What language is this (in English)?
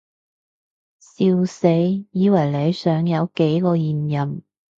Cantonese